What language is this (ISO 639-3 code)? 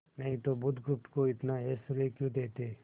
hin